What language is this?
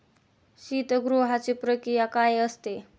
Marathi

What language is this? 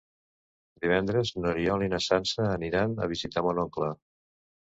Catalan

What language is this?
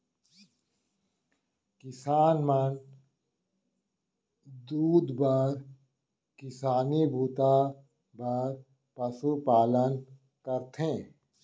Chhattisgarhi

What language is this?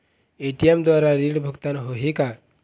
Chhattisgarhi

